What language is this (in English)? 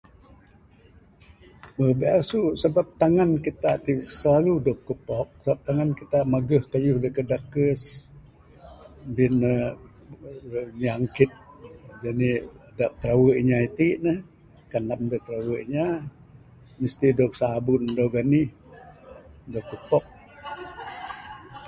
Bukar-Sadung Bidayuh